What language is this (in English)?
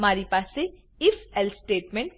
Gujarati